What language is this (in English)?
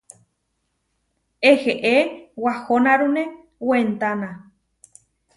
Huarijio